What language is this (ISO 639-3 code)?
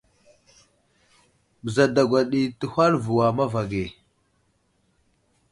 udl